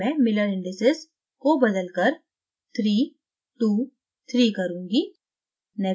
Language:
Hindi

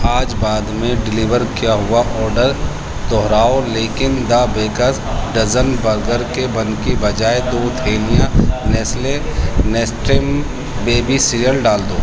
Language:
Urdu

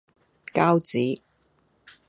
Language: Cantonese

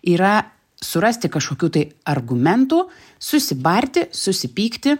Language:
Lithuanian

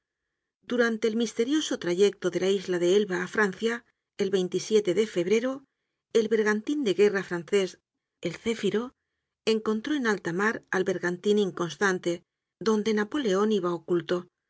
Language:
Spanish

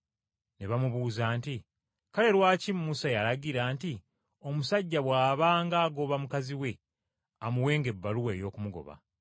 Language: Ganda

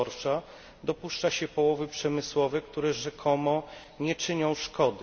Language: Polish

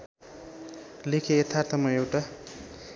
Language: Nepali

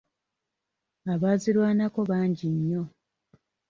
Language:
Ganda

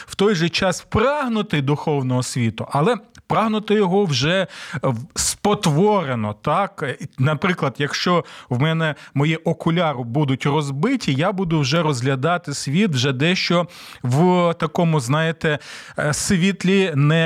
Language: Ukrainian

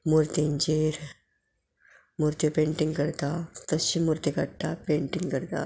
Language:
Konkani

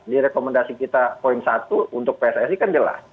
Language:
Indonesian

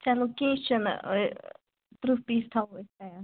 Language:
Kashmiri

